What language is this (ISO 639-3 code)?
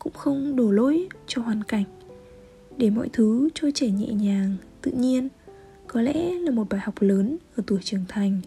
vie